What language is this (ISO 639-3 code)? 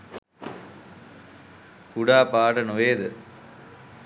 sin